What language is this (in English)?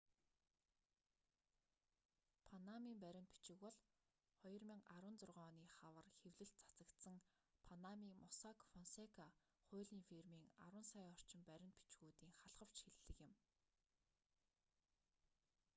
Mongolian